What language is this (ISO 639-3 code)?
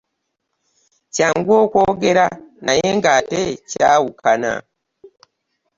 lug